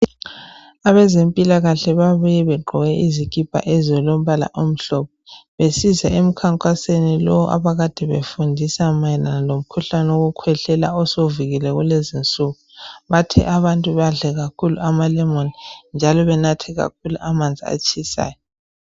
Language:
North Ndebele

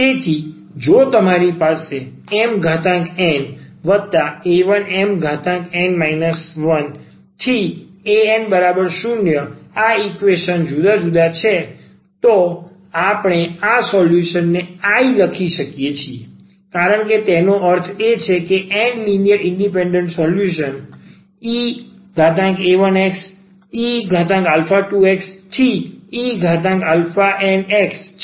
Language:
Gujarati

